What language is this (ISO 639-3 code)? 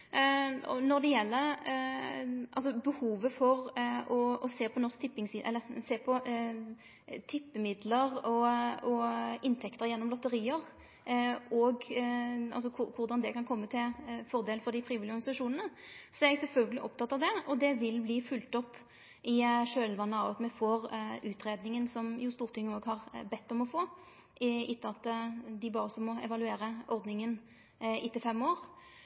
nno